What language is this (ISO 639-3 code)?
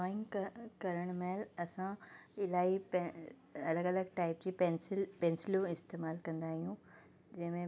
snd